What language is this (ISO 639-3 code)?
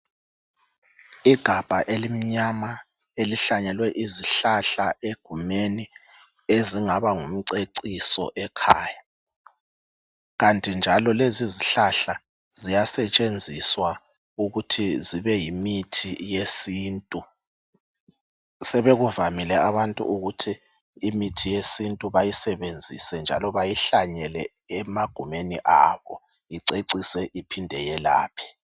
nde